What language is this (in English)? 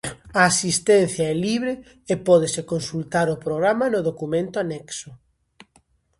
Galician